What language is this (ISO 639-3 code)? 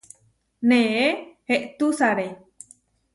var